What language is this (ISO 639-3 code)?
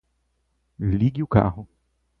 por